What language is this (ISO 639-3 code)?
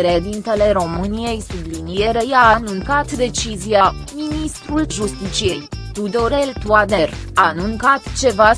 ron